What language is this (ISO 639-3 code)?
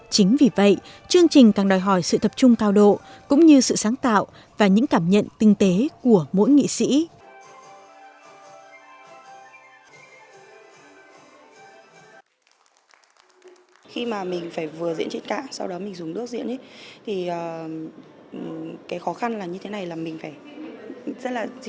vie